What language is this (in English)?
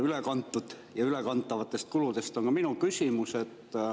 Estonian